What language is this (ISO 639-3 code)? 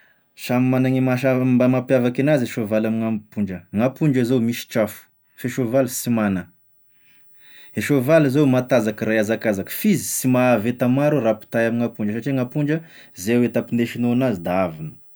tkg